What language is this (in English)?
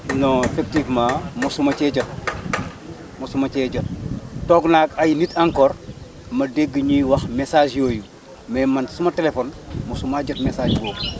Wolof